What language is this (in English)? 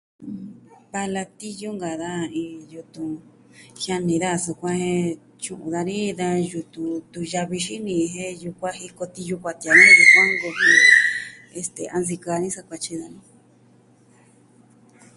Southwestern Tlaxiaco Mixtec